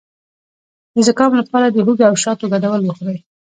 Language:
Pashto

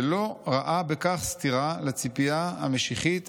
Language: Hebrew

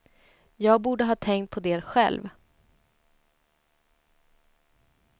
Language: Swedish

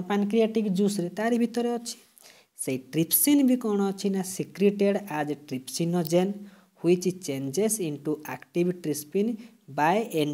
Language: Hindi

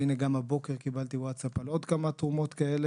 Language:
Hebrew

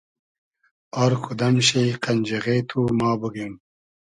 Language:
Hazaragi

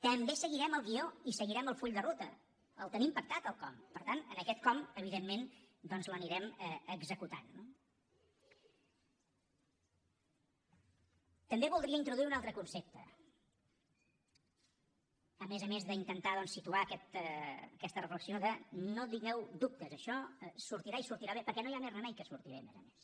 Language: Catalan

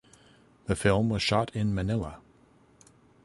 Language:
English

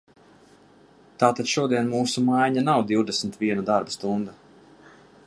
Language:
Latvian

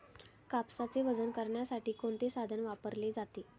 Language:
Marathi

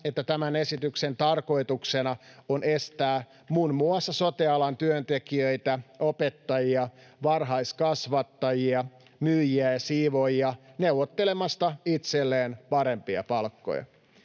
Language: Finnish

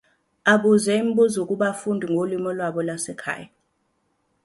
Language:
Zulu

